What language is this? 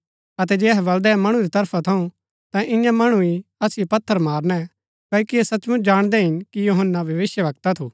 Gaddi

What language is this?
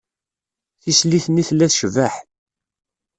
Kabyle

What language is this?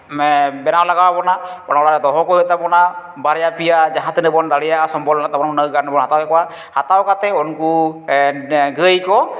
Santali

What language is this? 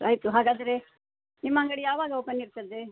Kannada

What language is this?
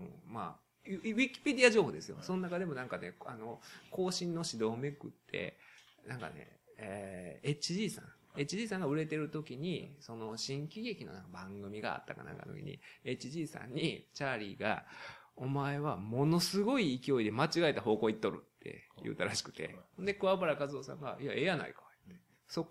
Japanese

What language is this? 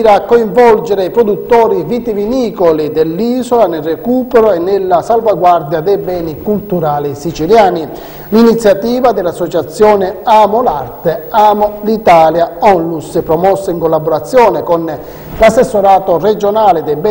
Italian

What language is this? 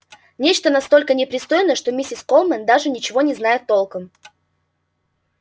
Russian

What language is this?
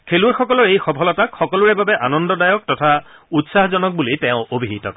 Assamese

